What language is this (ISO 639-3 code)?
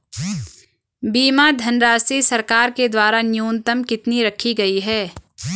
hin